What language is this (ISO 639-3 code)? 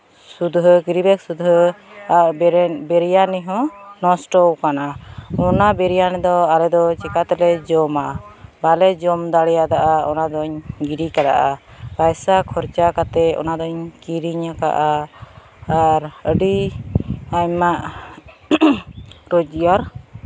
sat